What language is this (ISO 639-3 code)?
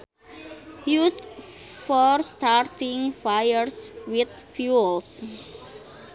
sun